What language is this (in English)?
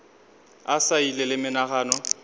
Northern Sotho